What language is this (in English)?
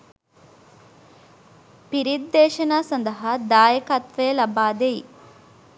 Sinhala